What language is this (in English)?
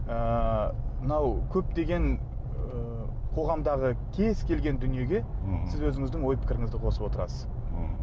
Kazakh